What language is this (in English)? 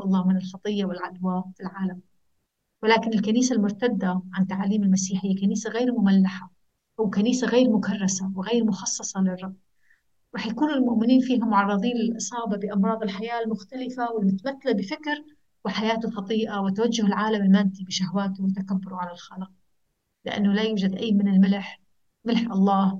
Arabic